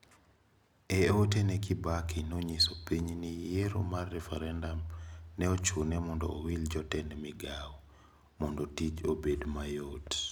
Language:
Luo (Kenya and Tanzania)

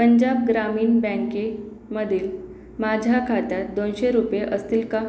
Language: Marathi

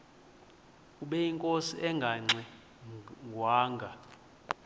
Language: Xhosa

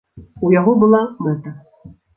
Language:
Belarusian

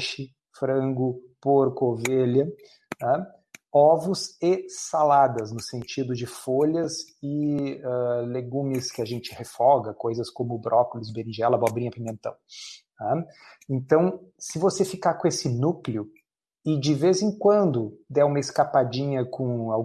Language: Portuguese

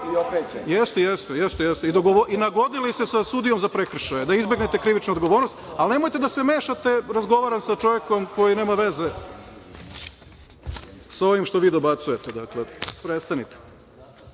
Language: Serbian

